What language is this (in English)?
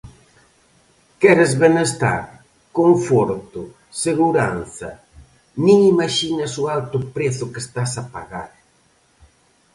Galician